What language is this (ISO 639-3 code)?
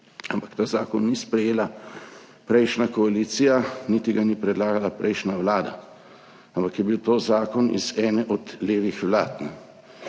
slv